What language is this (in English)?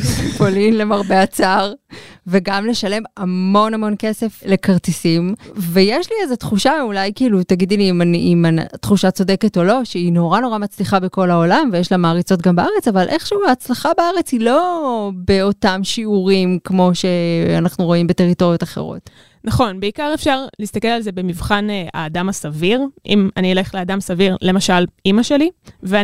Hebrew